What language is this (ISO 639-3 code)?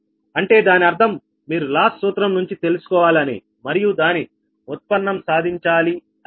tel